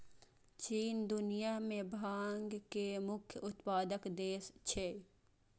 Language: Maithili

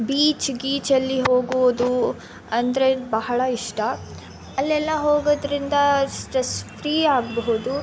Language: Kannada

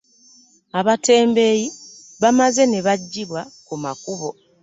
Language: Ganda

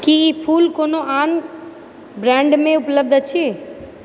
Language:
Maithili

